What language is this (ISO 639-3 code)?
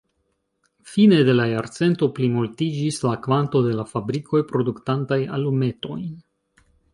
epo